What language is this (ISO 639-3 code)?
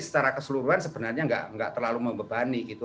ind